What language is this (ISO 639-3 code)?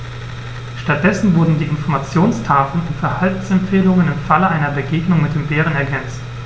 deu